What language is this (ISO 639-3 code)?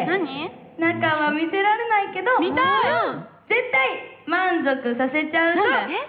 jpn